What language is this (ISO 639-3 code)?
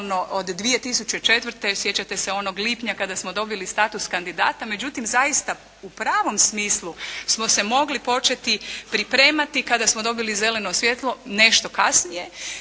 hrv